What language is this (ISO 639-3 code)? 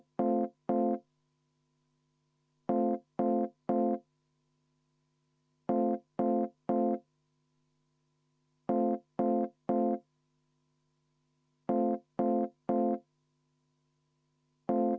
est